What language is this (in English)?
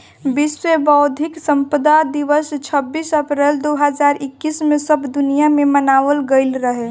Bhojpuri